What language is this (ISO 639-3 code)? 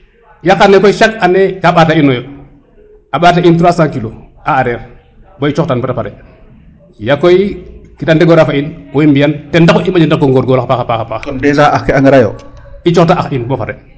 srr